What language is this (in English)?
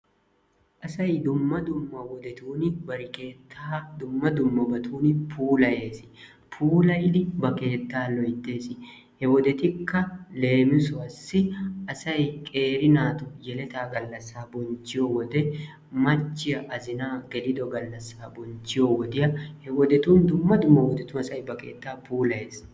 Wolaytta